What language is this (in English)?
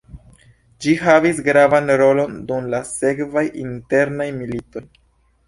Esperanto